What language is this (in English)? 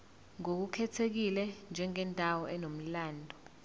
Zulu